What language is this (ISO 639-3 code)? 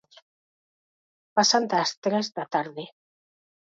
glg